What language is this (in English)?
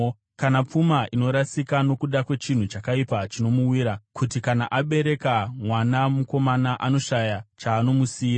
Shona